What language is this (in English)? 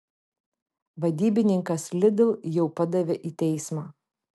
Lithuanian